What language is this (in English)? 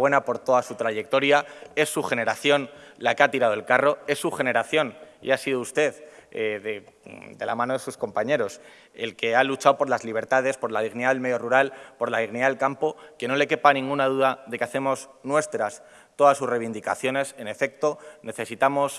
Spanish